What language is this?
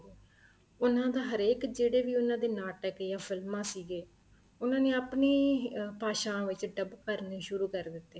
Punjabi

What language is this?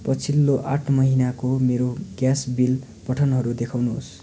Nepali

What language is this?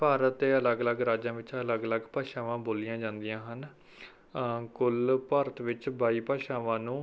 Punjabi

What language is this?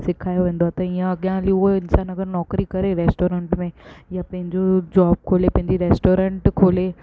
Sindhi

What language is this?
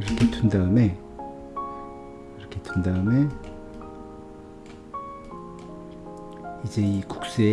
Korean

